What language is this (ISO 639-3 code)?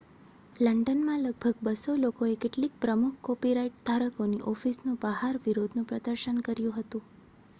guj